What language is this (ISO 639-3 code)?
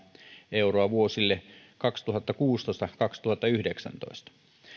fin